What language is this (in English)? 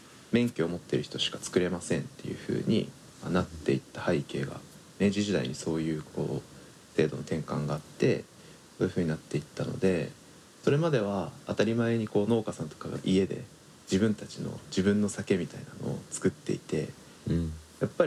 Japanese